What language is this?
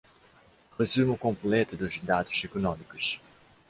Portuguese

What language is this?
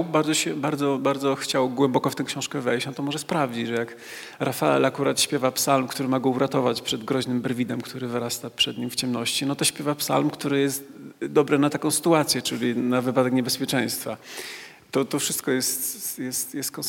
Polish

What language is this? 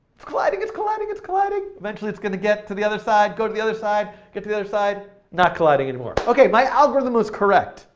English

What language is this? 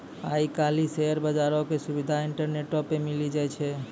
Maithili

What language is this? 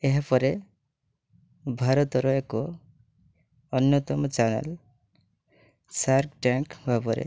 Odia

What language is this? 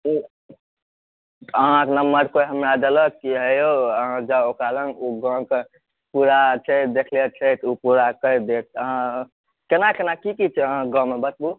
Maithili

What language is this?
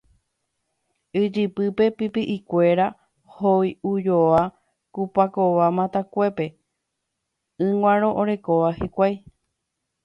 Guarani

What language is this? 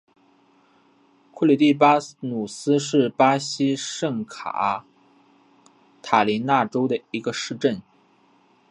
Chinese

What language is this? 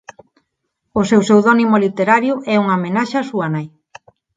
Galician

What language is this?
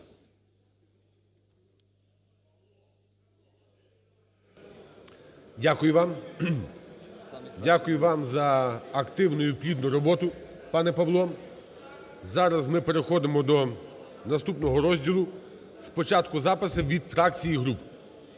Ukrainian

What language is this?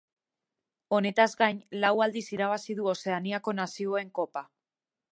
Basque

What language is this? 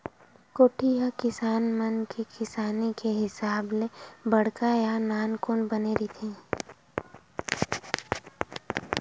Chhattisgarhi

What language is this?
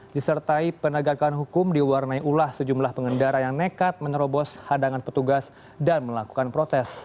Indonesian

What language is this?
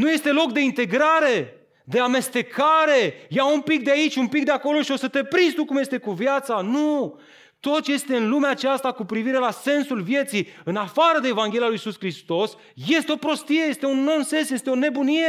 Romanian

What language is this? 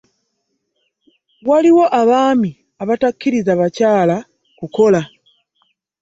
Ganda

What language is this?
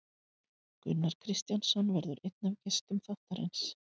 Icelandic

